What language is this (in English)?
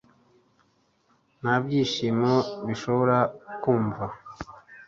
Kinyarwanda